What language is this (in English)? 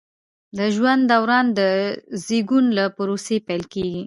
Pashto